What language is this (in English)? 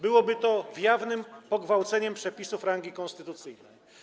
Polish